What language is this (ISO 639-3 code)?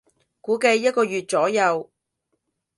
yue